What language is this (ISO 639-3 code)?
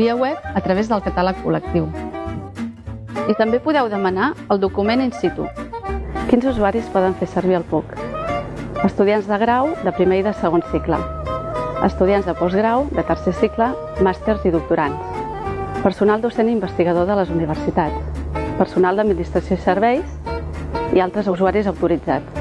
spa